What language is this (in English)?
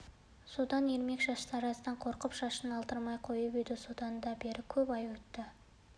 Kazakh